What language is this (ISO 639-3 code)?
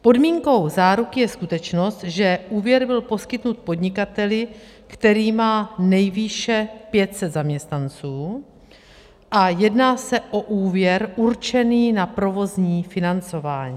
ces